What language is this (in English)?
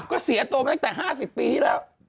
Thai